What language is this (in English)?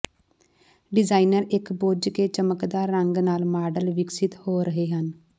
Punjabi